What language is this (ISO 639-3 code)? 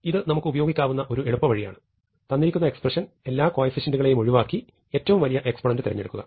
mal